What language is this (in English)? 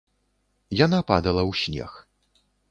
Belarusian